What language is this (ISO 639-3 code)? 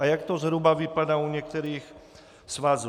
ces